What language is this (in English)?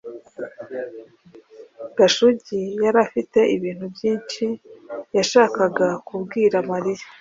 Kinyarwanda